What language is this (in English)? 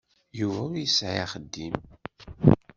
Kabyle